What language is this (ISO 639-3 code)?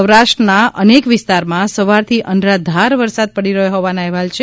guj